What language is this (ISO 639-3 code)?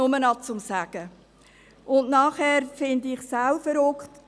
gsw